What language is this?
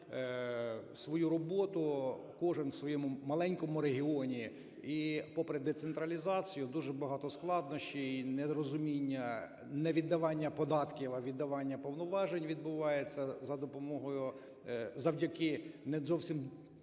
Ukrainian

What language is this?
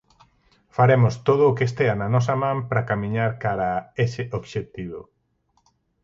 Galician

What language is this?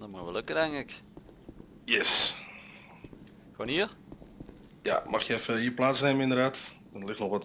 Dutch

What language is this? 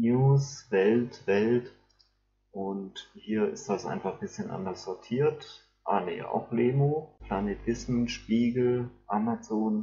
German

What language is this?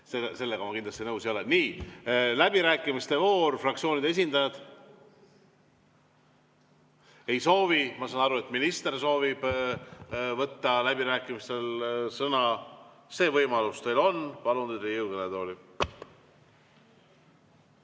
Estonian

